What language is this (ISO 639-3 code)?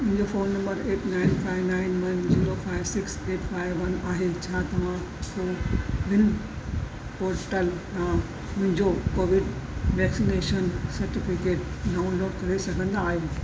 snd